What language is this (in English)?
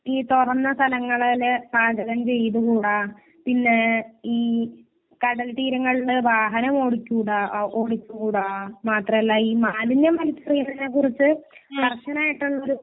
Malayalam